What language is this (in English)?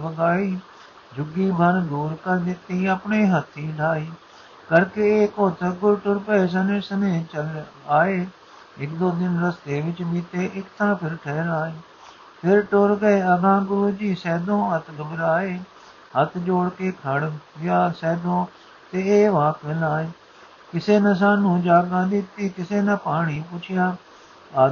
Punjabi